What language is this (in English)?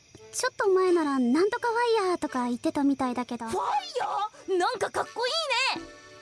Japanese